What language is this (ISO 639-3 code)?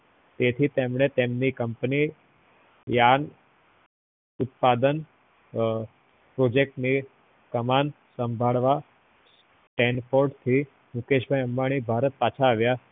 guj